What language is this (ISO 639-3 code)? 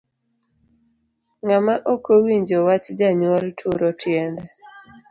luo